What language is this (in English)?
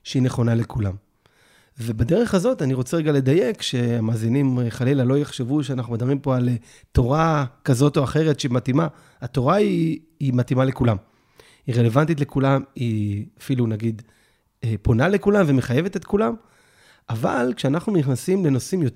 Hebrew